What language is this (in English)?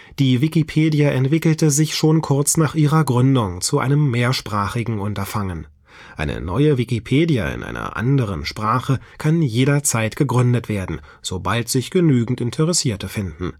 German